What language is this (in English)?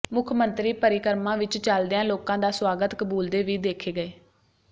Punjabi